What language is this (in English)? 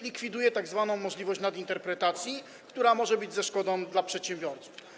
Polish